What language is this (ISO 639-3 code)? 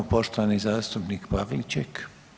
hrv